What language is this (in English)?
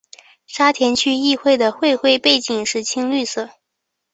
Chinese